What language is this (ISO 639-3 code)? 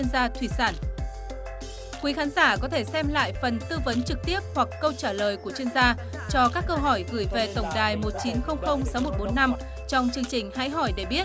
vie